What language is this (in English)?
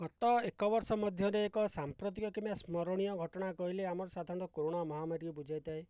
Odia